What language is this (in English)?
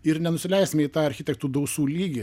Lithuanian